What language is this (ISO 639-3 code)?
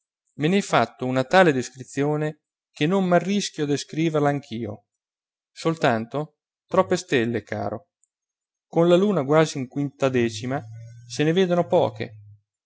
ita